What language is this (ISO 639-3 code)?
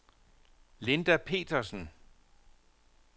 dan